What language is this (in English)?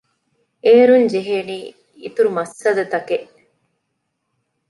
Divehi